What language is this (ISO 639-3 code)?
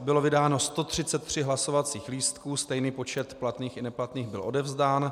ces